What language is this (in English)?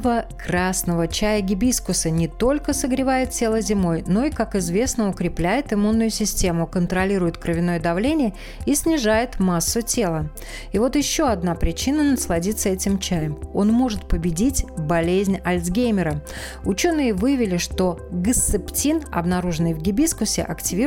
Russian